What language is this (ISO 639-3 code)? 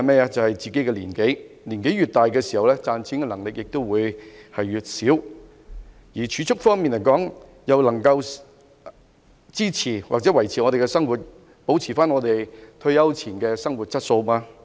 yue